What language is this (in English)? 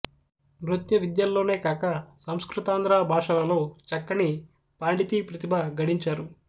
Telugu